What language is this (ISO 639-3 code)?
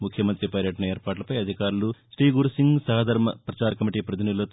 tel